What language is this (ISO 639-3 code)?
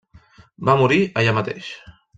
cat